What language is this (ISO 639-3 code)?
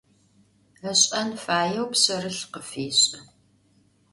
ady